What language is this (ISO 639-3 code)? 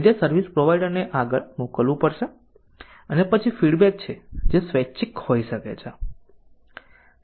guj